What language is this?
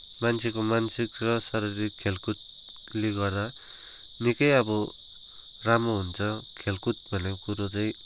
Nepali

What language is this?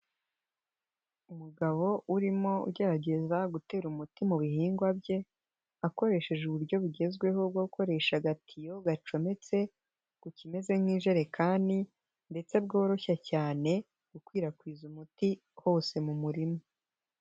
Kinyarwanda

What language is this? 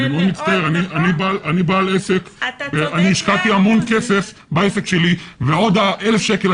Hebrew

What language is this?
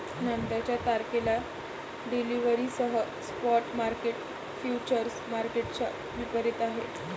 Marathi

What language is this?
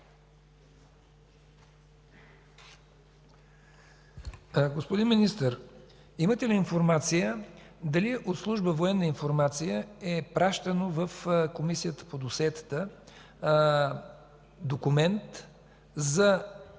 Bulgarian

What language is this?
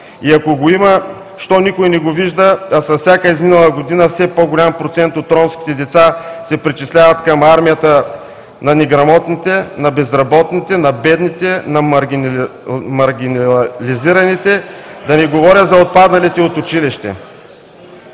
Bulgarian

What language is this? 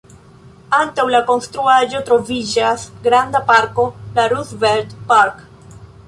Esperanto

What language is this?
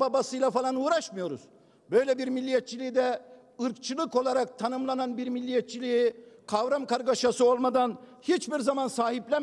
Turkish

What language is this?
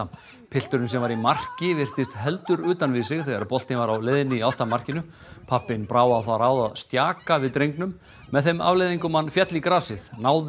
Icelandic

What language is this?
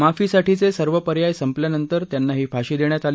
Marathi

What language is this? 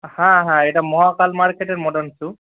Bangla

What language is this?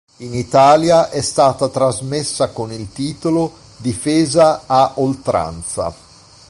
Italian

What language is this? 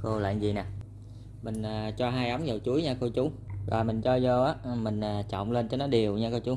Vietnamese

